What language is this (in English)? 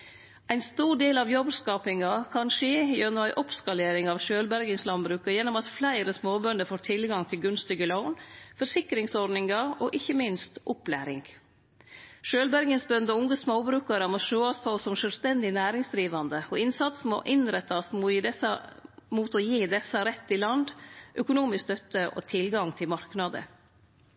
Norwegian Nynorsk